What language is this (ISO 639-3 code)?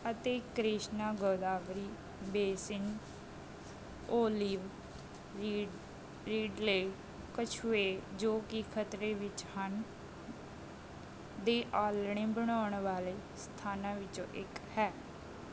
pan